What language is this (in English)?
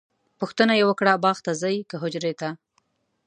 Pashto